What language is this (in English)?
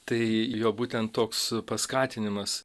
Lithuanian